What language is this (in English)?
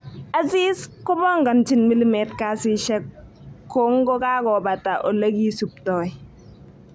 Kalenjin